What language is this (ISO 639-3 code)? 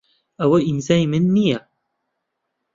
ckb